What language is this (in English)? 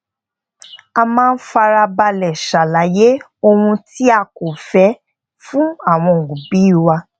Yoruba